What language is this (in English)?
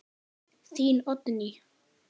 Icelandic